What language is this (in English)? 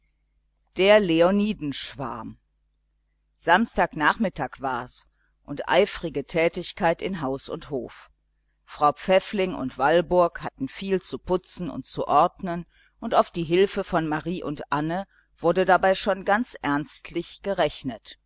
German